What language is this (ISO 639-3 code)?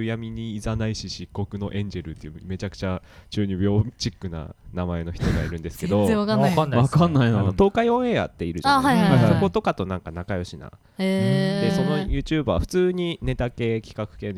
jpn